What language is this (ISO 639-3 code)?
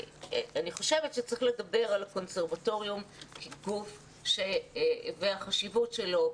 heb